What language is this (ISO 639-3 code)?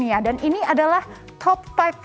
ind